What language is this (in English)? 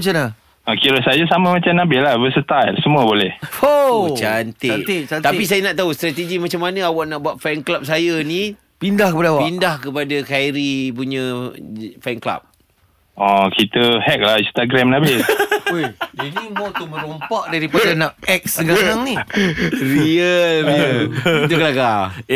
Malay